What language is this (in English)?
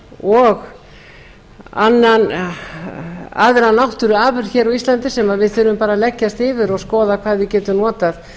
Icelandic